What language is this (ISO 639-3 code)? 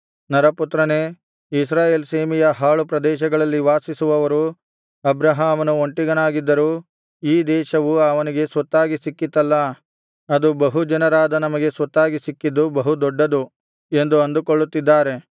kan